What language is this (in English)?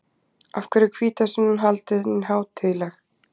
Icelandic